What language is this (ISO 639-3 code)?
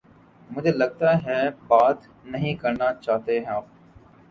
urd